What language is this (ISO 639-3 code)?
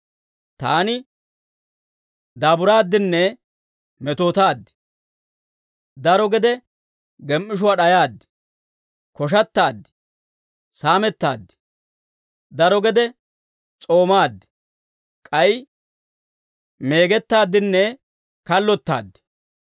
dwr